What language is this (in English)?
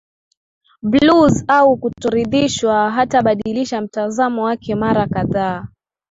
Swahili